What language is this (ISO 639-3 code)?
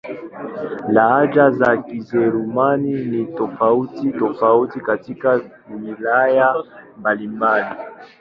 swa